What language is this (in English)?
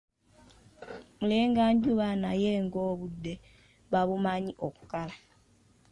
Ganda